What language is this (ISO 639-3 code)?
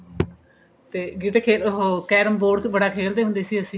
pan